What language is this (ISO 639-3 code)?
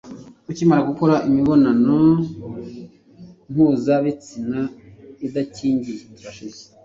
kin